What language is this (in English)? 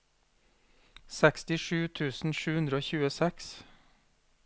Norwegian